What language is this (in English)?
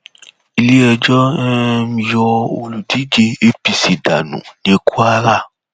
Yoruba